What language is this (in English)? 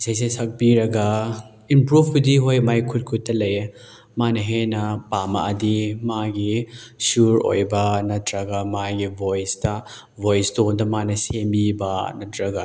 Manipuri